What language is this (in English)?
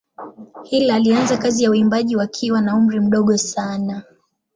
Swahili